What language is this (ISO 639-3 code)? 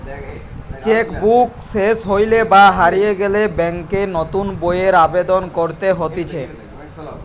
ben